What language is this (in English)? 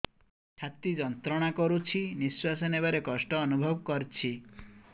Odia